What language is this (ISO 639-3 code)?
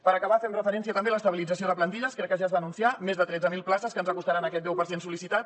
cat